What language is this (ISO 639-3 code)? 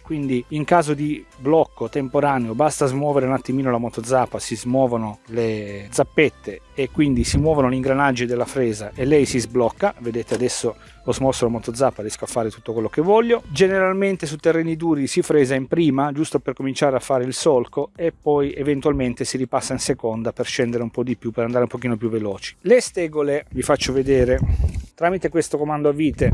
ita